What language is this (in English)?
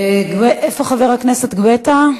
Hebrew